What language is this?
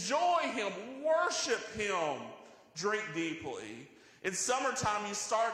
English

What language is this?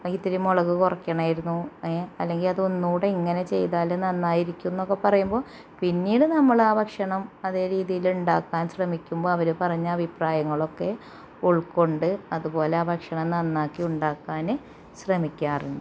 Malayalam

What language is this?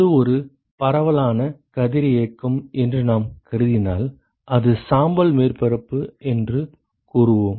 Tamil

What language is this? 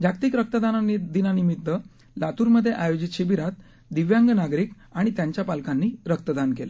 Marathi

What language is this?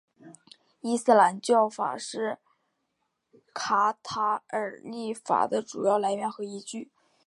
Chinese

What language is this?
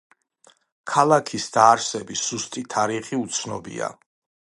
Georgian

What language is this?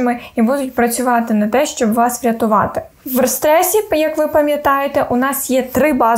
Ukrainian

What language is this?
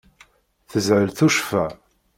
Kabyle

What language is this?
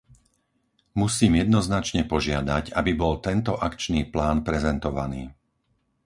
Slovak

